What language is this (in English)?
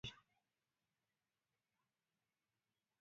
Kalenjin